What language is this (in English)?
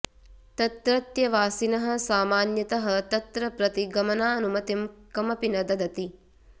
Sanskrit